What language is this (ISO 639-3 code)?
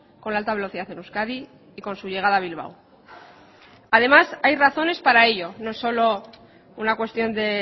spa